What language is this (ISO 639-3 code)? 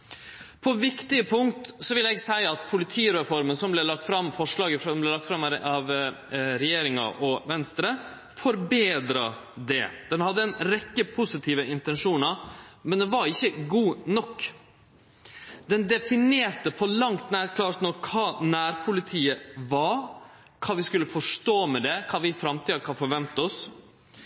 nno